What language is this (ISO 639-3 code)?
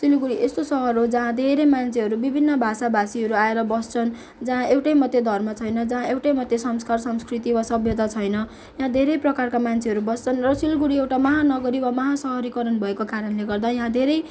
nep